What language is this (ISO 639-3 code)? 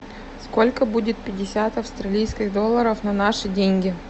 rus